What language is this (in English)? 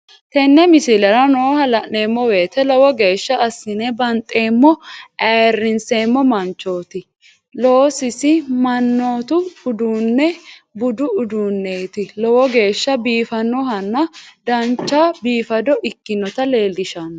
Sidamo